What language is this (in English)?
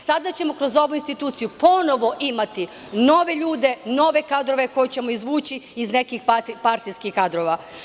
Serbian